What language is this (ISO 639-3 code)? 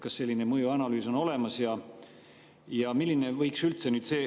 est